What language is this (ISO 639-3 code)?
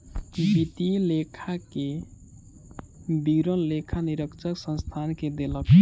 mai